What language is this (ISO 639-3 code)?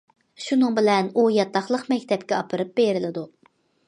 uig